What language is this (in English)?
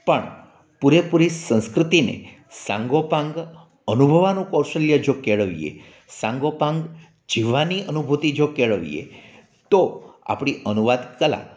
Gujarati